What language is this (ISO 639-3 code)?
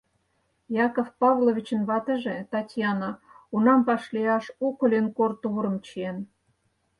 chm